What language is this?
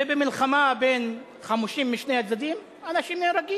Hebrew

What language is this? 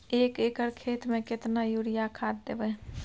Maithili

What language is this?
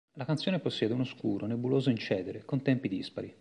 Italian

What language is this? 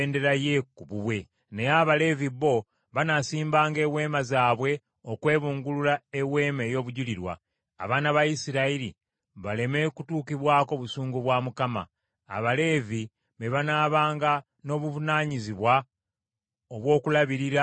Ganda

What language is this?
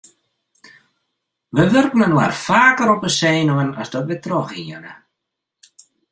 Western Frisian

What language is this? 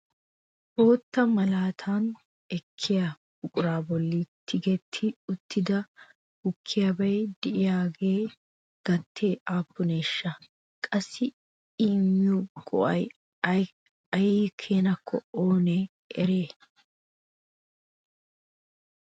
Wolaytta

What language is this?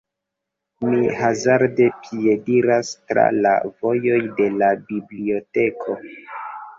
Esperanto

